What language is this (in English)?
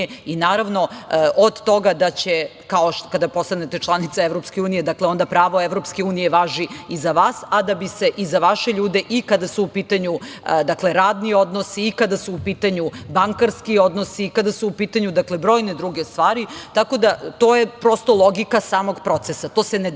Serbian